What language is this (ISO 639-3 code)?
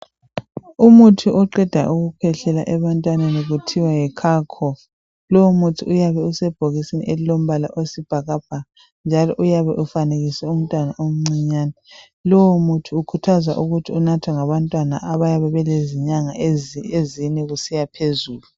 nde